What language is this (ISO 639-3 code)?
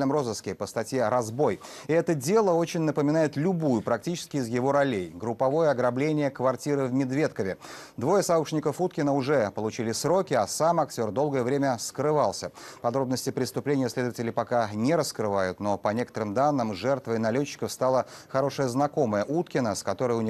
rus